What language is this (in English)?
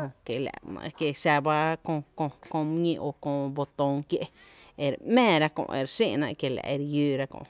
Tepinapa Chinantec